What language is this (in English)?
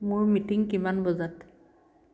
Assamese